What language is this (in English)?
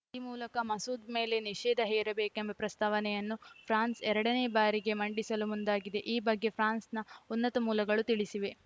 Kannada